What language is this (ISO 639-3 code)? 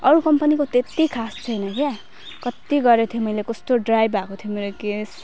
nep